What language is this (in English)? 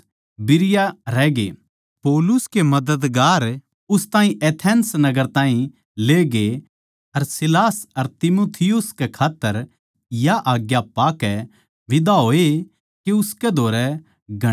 Haryanvi